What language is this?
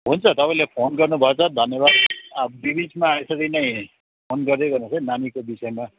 Nepali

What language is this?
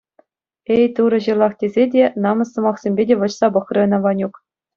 Chuvash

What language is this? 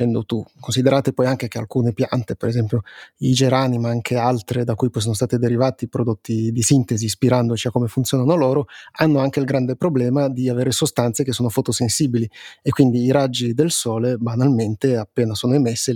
Italian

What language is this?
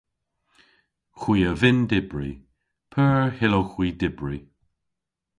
Cornish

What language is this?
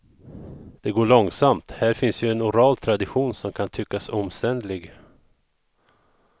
Swedish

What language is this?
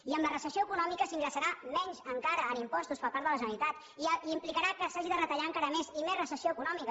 Catalan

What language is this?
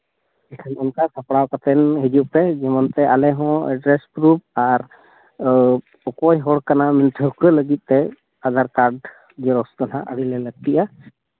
Santali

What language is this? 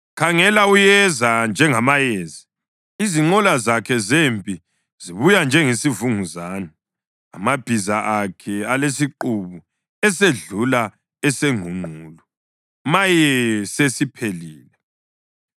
North Ndebele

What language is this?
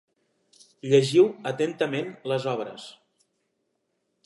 Catalan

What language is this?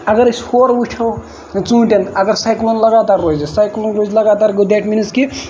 Kashmiri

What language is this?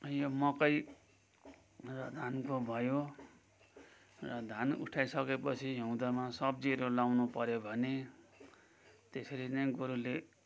Nepali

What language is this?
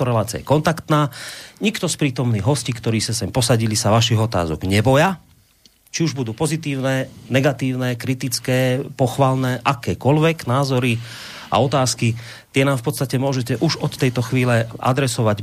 Slovak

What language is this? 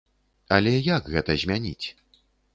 Belarusian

